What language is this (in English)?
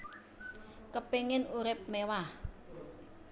Javanese